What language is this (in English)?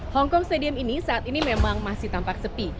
Indonesian